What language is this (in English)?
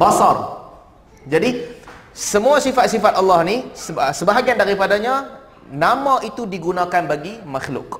Malay